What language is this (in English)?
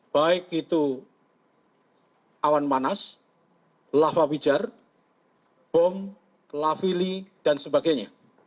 Indonesian